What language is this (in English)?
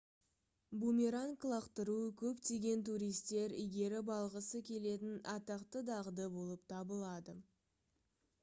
Kazakh